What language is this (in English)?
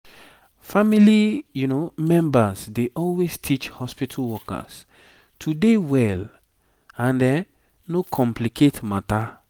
Nigerian Pidgin